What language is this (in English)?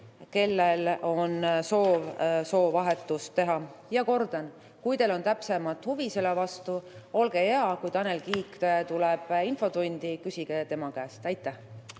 Estonian